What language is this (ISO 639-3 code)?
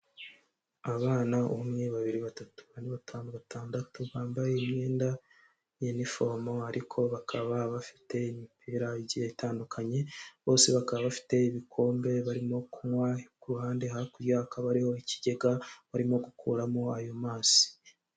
kin